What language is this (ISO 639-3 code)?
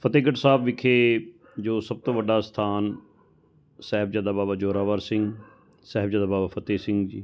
pan